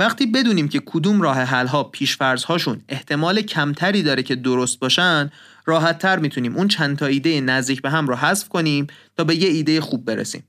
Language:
Persian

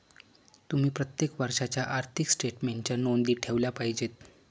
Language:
Marathi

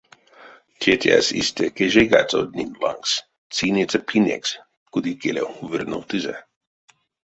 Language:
Erzya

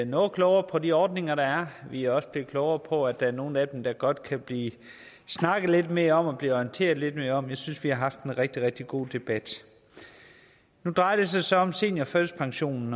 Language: Danish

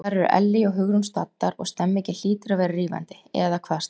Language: Icelandic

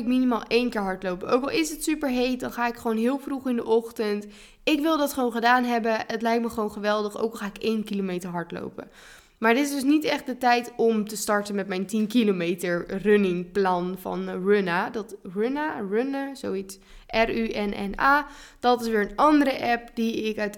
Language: Dutch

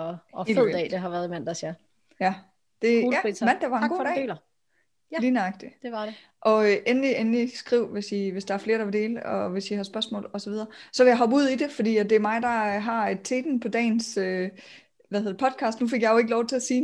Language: Danish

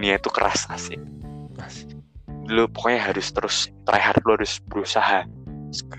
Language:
Indonesian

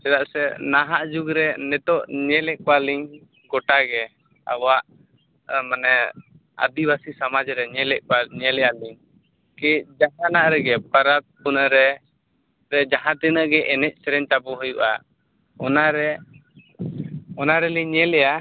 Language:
Santali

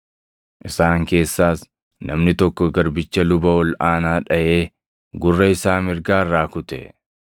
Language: Oromo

